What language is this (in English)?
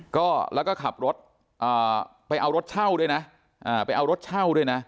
Thai